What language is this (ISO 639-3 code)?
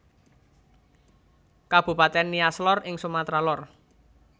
jav